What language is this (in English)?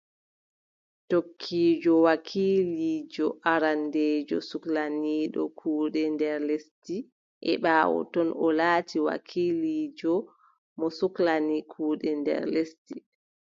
Adamawa Fulfulde